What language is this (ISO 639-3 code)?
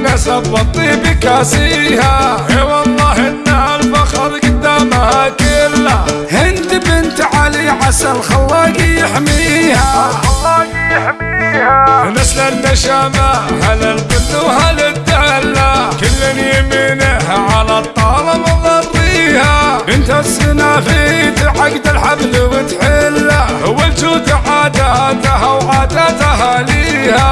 ara